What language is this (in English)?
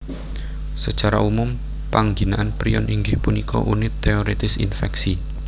Javanese